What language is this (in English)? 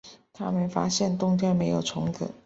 Chinese